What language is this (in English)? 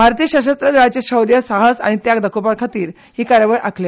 Konkani